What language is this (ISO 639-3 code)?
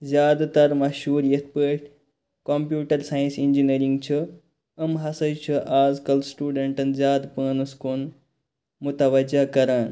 kas